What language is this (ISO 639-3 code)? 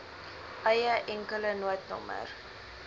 afr